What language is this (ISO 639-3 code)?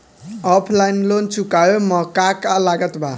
bho